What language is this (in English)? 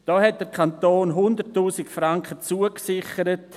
Swiss German